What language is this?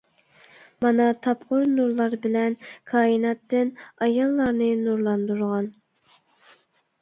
Uyghur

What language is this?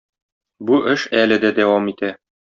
Tatar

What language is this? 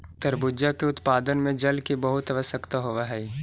Magahi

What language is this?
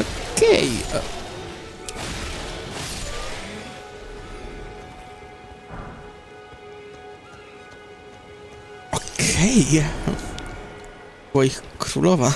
Polish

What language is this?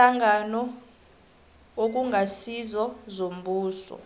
South Ndebele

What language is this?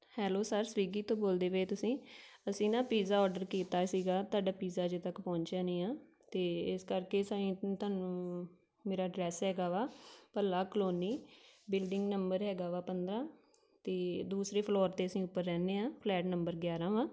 Punjabi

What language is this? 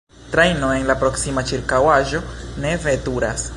Esperanto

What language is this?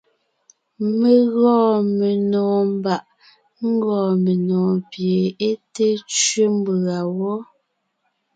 Ngiemboon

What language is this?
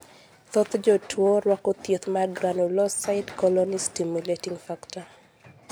Luo (Kenya and Tanzania)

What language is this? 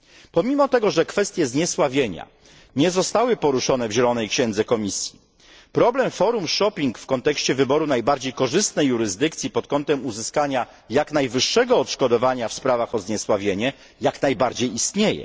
Polish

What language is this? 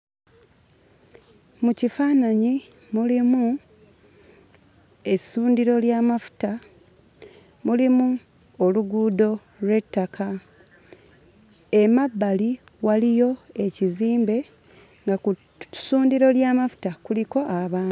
Ganda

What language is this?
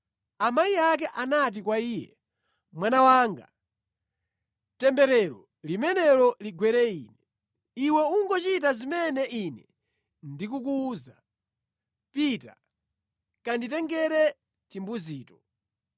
Nyanja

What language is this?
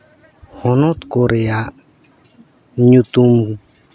Santali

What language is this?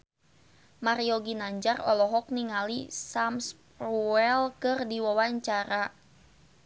Sundanese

